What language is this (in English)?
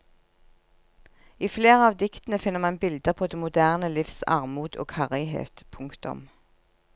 Norwegian